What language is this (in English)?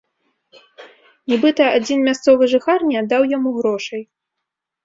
Belarusian